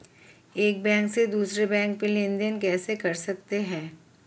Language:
Hindi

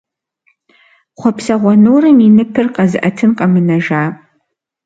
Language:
Kabardian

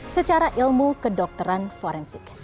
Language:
Indonesian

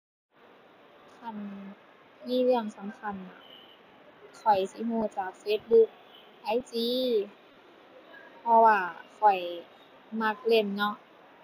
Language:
Thai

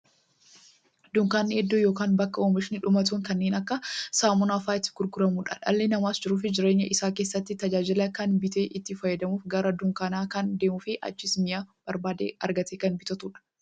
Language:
Oromo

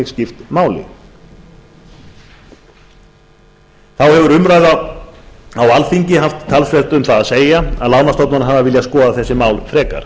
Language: Icelandic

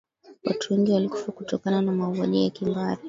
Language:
Swahili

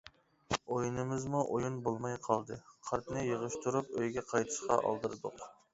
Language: Uyghur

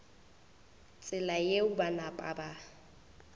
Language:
Northern Sotho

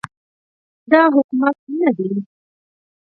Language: Pashto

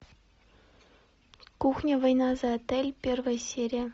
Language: Russian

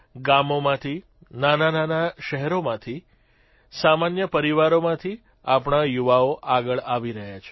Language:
Gujarati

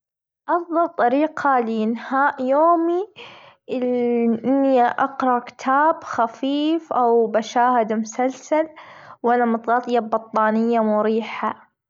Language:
Gulf Arabic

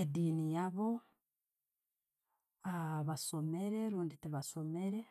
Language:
Tooro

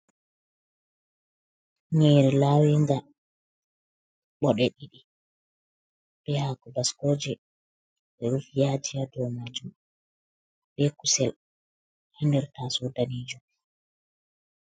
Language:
Fula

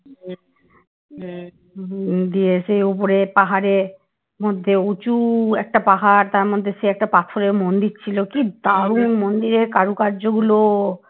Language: Bangla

